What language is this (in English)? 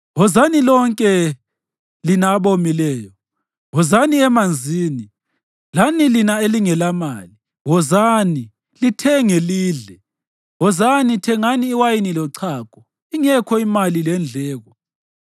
North Ndebele